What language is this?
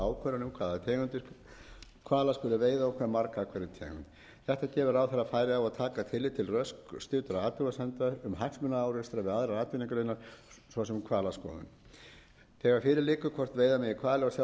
Icelandic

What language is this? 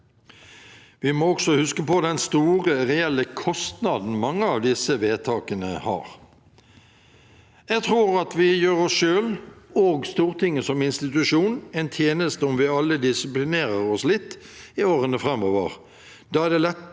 Norwegian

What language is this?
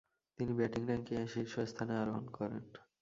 Bangla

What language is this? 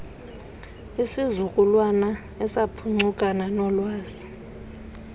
Xhosa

